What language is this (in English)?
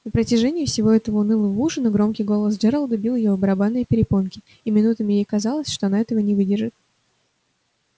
Russian